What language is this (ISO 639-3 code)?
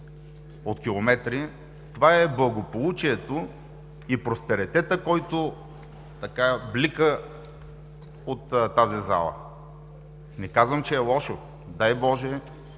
bul